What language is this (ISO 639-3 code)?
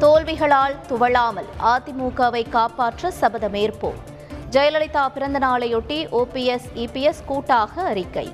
tam